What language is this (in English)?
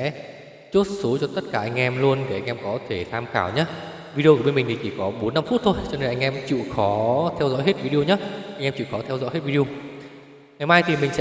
Vietnamese